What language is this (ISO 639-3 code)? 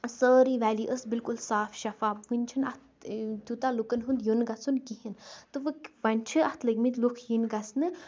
kas